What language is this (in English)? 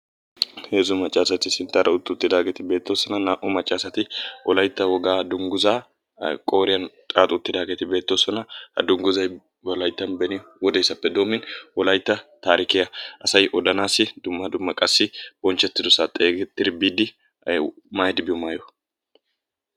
Wolaytta